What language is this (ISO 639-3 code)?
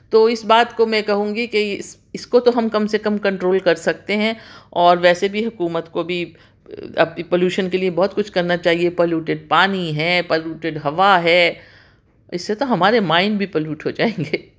urd